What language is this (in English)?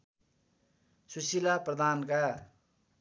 Nepali